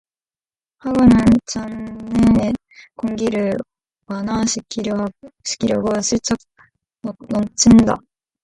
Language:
Korean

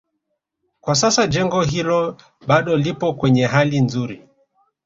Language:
Swahili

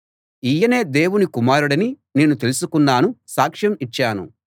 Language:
Telugu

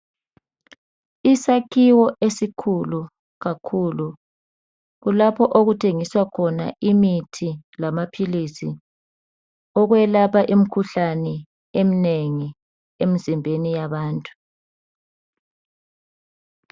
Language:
North Ndebele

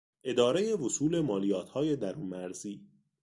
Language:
Persian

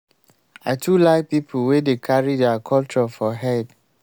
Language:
Nigerian Pidgin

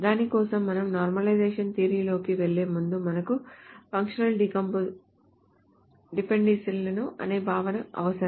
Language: Telugu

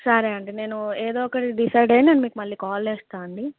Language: Telugu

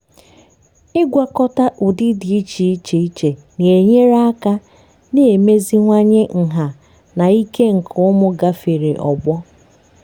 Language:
Igbo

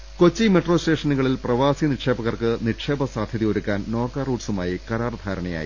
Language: Malayalam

